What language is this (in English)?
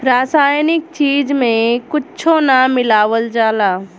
Bhojpuri